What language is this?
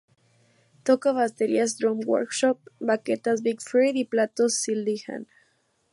Spanish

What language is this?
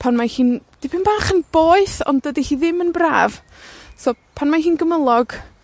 Welsh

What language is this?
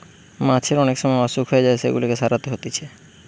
Bangla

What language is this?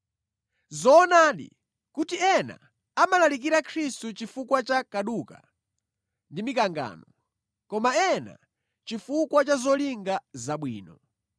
Nyanja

